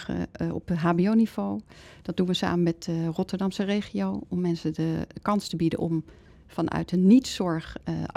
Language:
Dutch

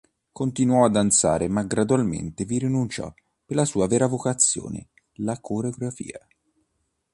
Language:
Italian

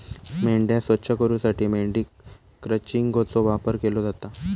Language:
Marathi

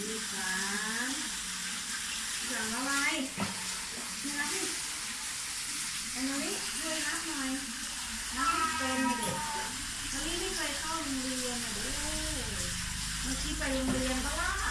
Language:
Thai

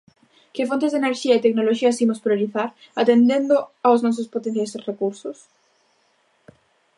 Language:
Galician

